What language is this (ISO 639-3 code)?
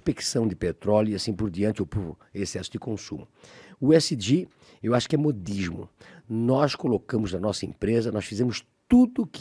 por